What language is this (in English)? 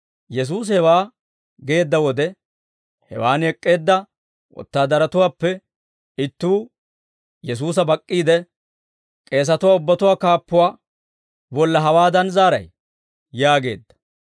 Dawro